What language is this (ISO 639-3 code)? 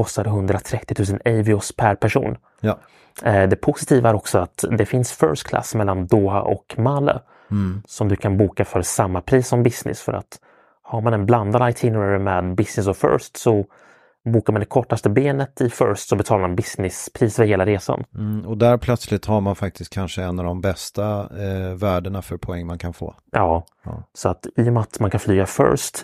swe